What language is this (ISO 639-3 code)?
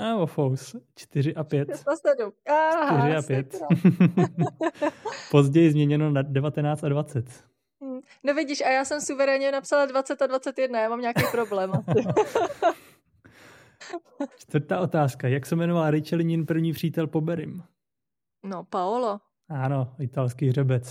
ces